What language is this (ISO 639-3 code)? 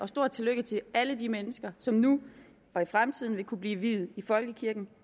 dan